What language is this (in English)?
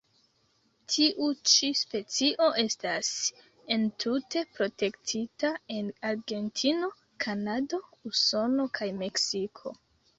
Esperanto